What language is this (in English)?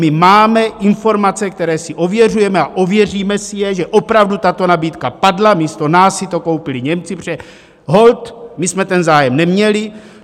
Czech